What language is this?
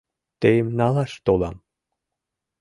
Mari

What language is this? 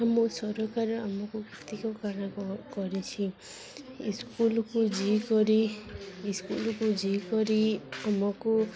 Odia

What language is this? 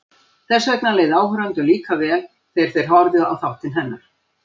Icelandic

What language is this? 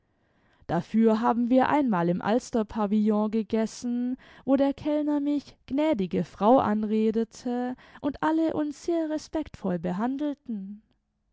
German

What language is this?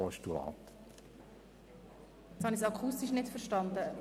Swiss German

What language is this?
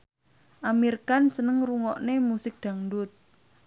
Javanese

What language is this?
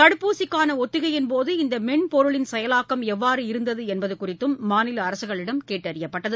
Tamil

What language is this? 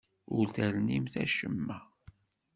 Kabyle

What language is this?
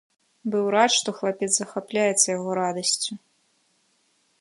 Belarusian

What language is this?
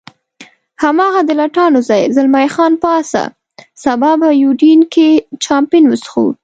Pashto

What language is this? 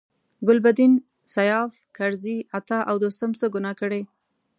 Pashto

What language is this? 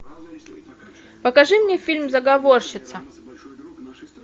Russian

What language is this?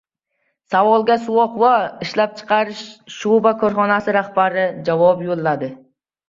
Uzbek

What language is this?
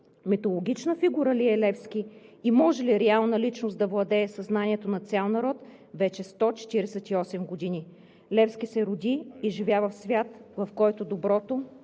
Bulgarian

